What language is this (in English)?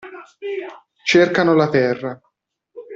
Italian